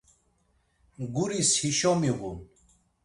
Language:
Laz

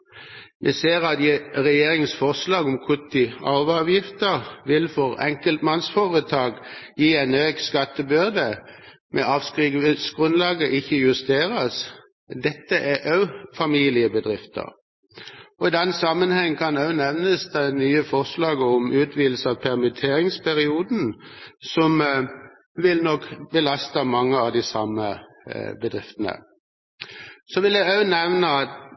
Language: Norwegian Bokmål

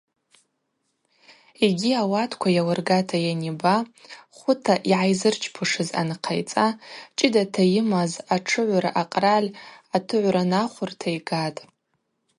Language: Abaza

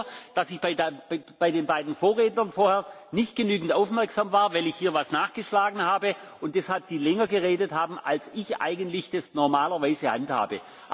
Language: German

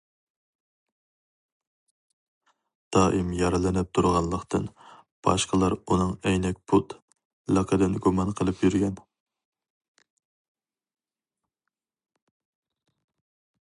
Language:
Uyghur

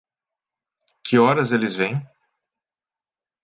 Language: Portuguese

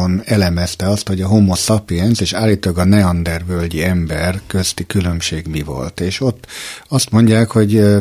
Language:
Hungarian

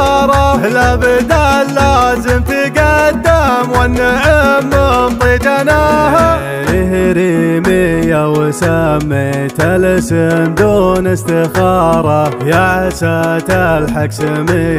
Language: Arabic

